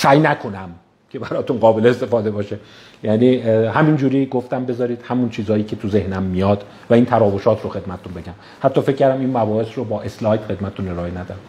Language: Persian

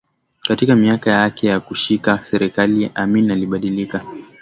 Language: Swahili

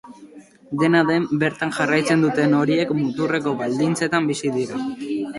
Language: Basque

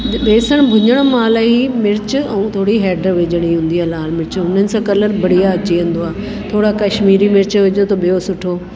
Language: Sindhi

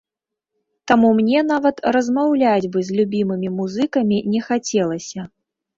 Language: Belarusian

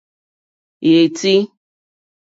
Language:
Mokpwe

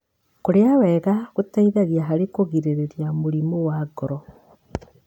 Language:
Kikuyu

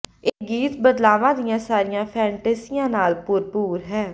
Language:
Punjabi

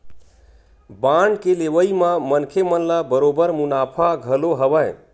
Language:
Chhattisgarhi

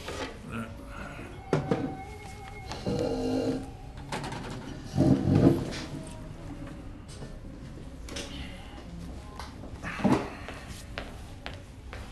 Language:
French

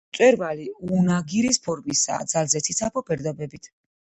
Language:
Georgian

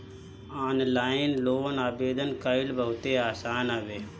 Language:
Bhojpuri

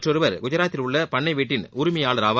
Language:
Tamil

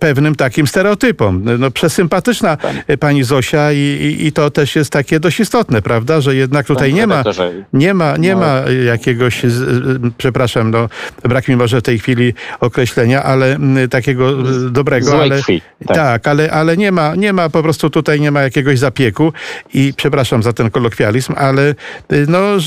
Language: Polish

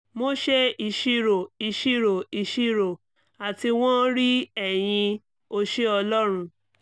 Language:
Yoruba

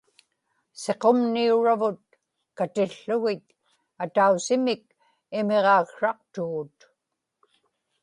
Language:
Inupiaq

